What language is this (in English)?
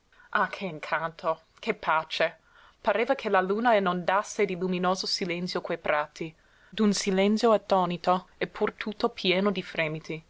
Italian